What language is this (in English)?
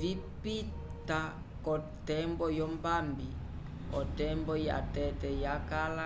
Umbundu